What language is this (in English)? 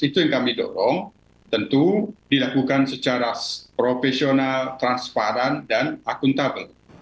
Indonesian